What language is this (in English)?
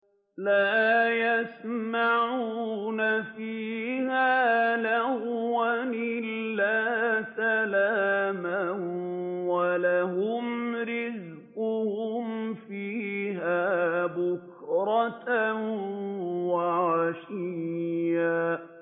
Arabic